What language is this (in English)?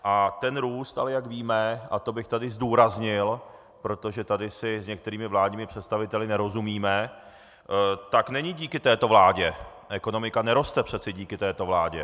Czech